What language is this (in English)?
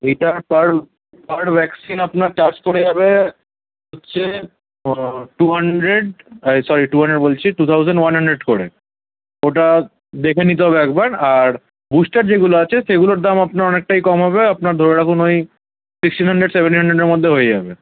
Bangla